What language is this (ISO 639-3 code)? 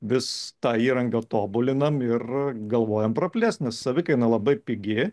lit